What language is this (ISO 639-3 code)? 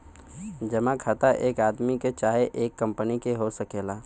bho